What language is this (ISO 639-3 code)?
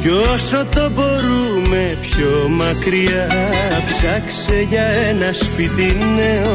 ell